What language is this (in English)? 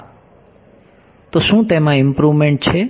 Gujarati